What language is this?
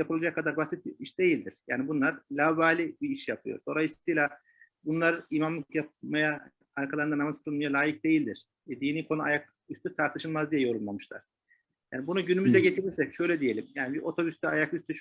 Turkish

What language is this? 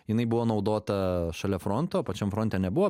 Lithuanian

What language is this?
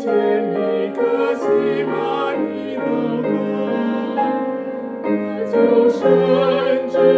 Chinese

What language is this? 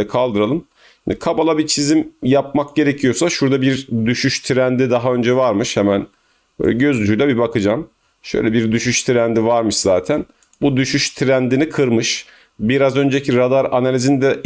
Turkish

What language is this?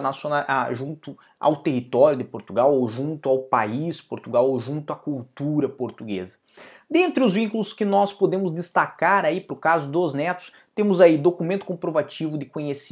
Portuguese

